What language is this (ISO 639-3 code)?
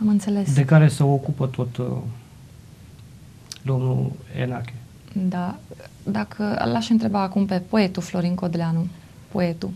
ron